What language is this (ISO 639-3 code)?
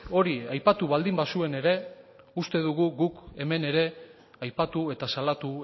eus